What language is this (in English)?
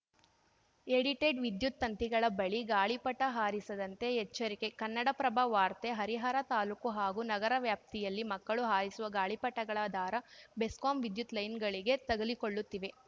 Kannada